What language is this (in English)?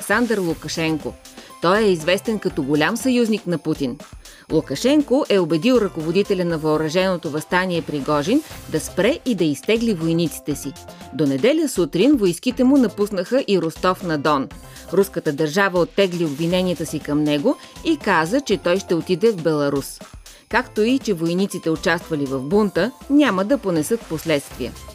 Bulgarian